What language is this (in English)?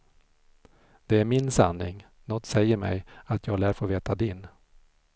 Swedish